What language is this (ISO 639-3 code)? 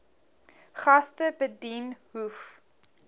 afr